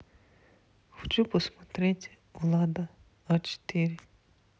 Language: Russian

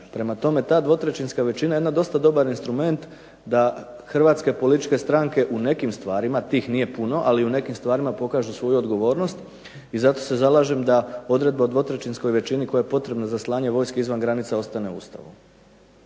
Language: Croatian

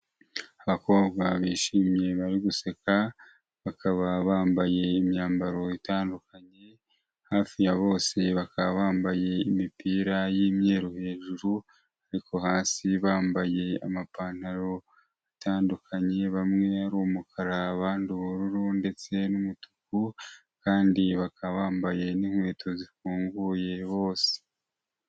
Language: Kinyarwanda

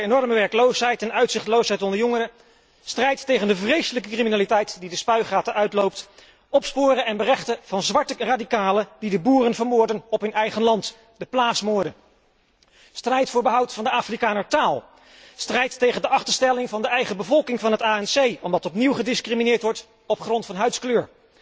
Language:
Dutch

